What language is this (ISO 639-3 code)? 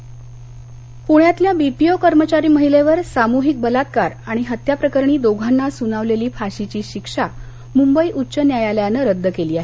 mar